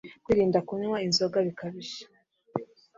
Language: Kinyarwanda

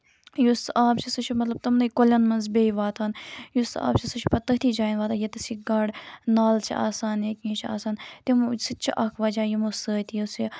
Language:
Kashmiri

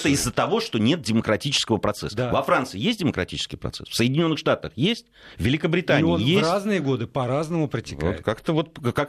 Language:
Russian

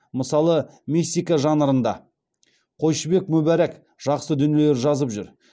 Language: Kazakh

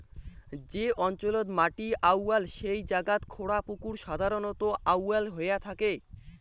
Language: Bangla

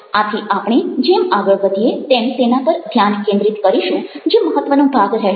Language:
Gujarati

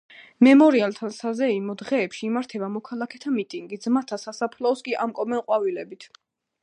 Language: Georgian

